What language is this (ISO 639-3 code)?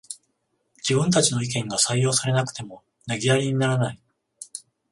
jpn